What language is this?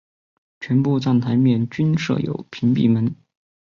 Chinese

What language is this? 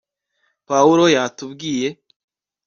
Kinyarwanda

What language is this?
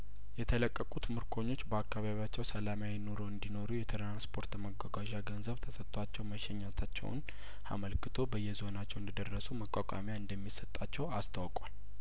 Amharic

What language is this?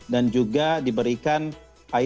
Indonesian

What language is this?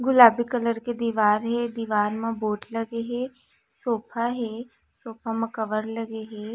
Chhattisgarhi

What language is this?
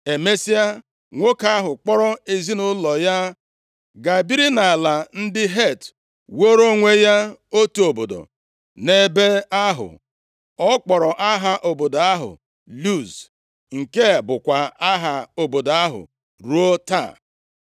Igbo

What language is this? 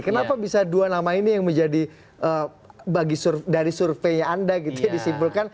Indonesian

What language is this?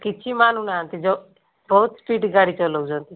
Odia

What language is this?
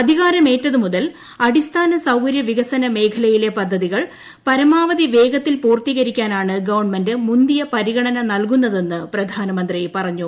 Malayalam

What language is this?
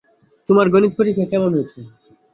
Bangla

